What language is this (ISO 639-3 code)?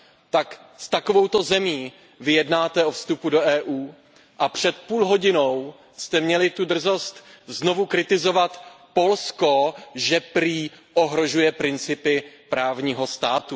ces